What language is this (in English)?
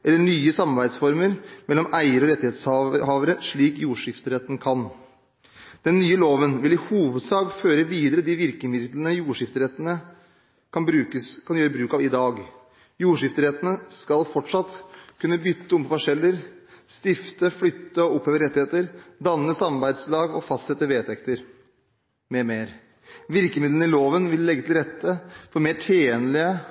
Norwegian Bokmål